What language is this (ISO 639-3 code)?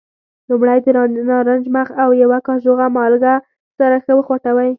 pus